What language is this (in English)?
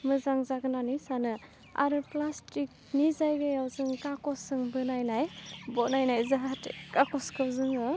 Bodo